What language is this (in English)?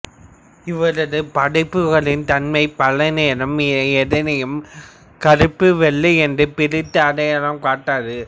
Tamil